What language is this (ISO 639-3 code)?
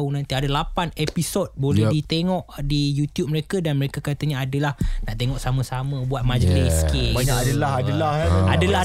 msa